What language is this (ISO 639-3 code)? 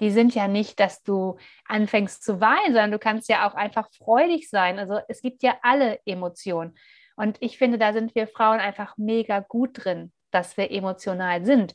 deu